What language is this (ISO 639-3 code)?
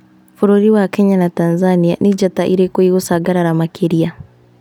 kik